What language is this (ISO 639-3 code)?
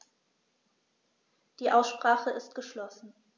deu